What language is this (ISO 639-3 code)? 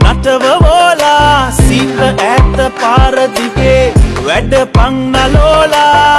sin